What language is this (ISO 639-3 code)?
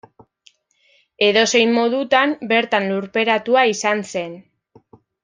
eus